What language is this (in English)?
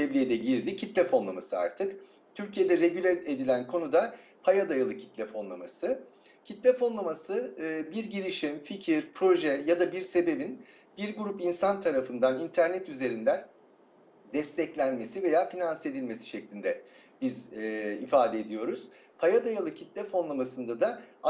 Turkish